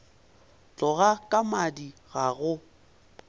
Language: Northern Sotho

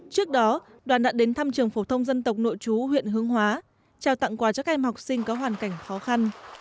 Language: Vietnamese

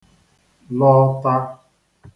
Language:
Igbo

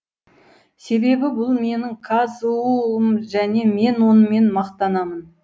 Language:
Kazakh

